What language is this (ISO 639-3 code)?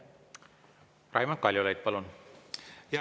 est